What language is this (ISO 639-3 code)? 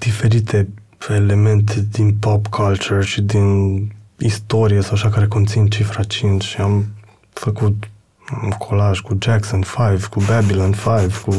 ron